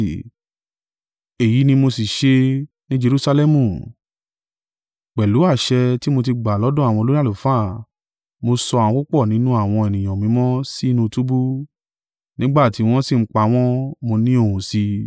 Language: Yoruba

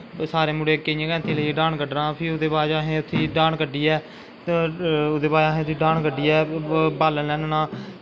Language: Dogri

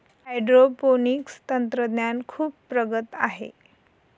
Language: Marathi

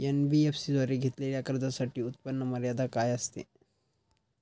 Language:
Marathi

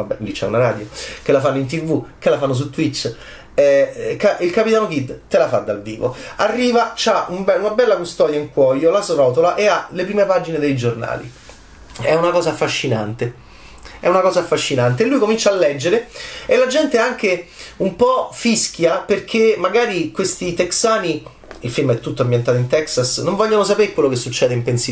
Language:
Italian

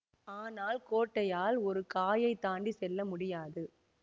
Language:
Tamil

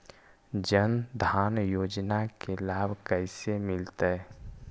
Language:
Magahi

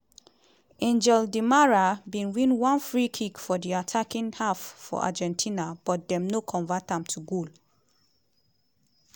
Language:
Nigerian Pidgin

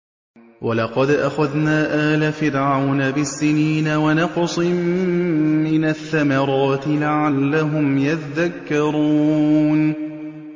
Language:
Arabic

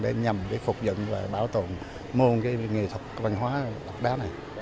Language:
Vietnamese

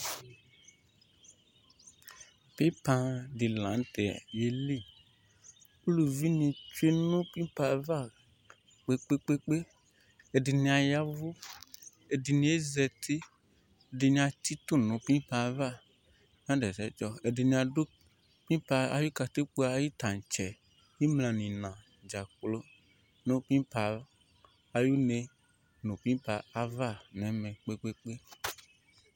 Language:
Ikposo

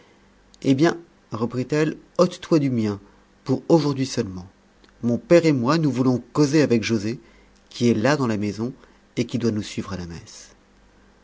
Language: French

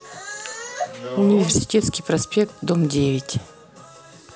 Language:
Russian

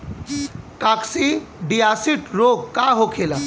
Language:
Bhojpuri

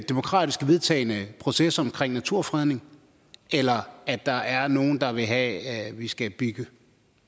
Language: Danish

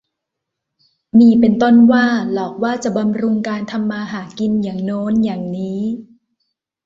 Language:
Thai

